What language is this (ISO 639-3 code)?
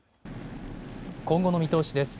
jpn